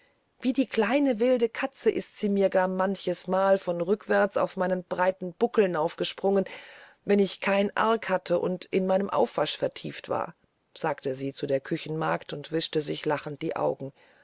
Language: German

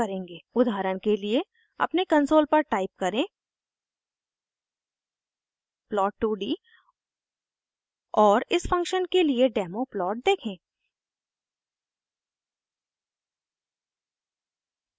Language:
Hindi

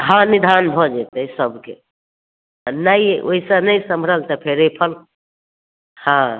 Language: Maithili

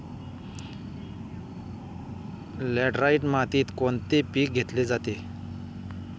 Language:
Marathi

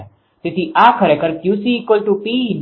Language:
Gujarati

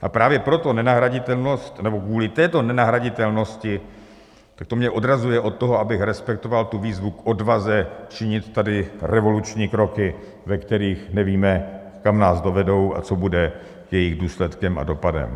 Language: Czech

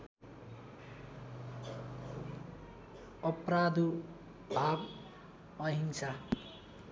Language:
Nepali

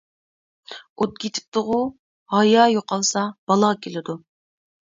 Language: Uyghur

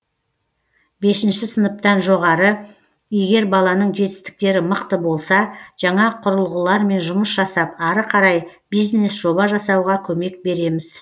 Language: Kazakh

